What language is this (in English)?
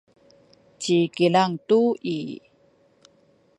Sakizaya